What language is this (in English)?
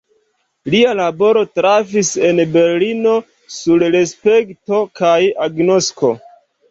Esperanto